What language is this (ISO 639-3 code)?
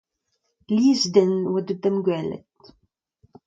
bre